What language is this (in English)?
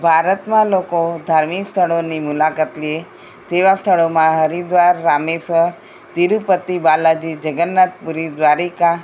Gujarati